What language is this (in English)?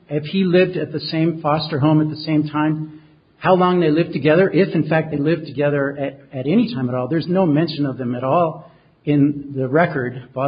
English